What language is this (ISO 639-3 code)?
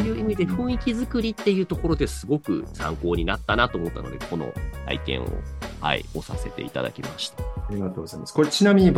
jpn